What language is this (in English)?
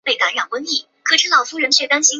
Chinese